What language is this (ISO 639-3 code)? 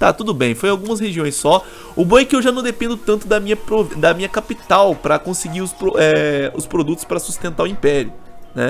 por